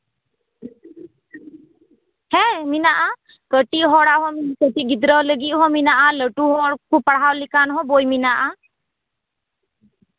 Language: Santali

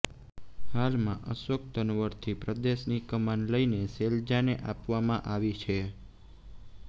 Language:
Gujarati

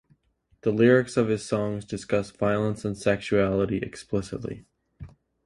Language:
English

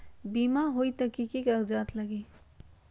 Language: Magahi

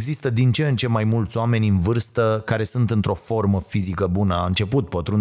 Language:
Romanian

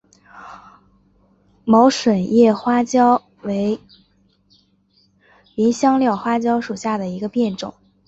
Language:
Chinese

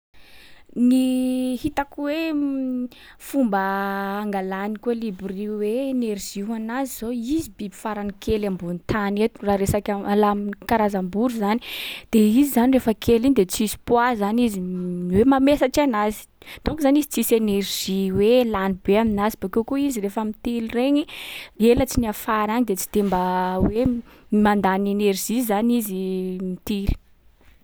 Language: Sakalava Malagasy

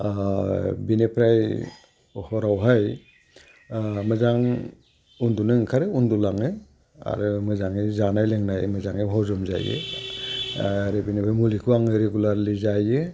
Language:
Bodo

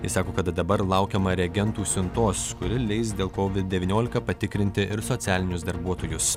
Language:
Lithuanian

